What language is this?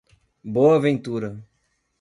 Portuguese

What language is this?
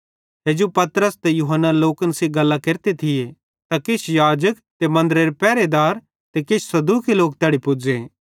Bhadrawahi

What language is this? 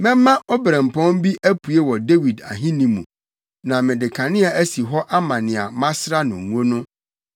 Akan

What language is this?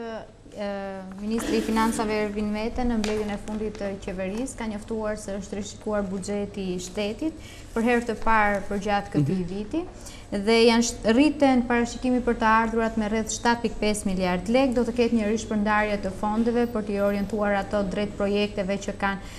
Romanian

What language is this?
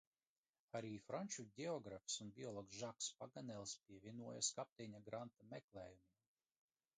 Latvian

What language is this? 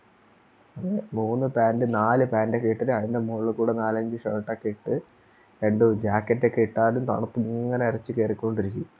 Malayalam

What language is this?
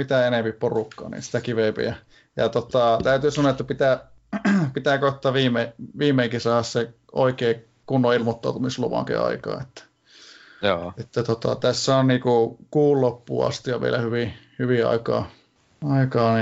Finnish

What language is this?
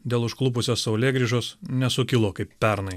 Lithuanian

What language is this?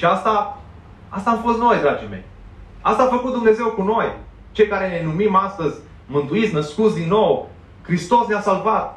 Romanian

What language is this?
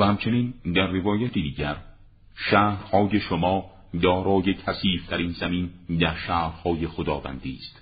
Persian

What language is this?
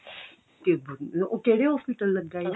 Punjabi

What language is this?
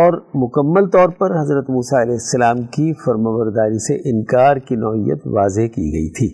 Urdu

